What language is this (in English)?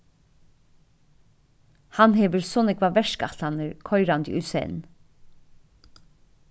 Faroese